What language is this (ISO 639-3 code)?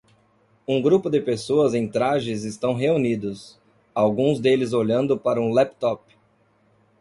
por